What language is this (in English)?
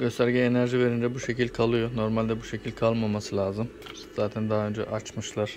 Turkish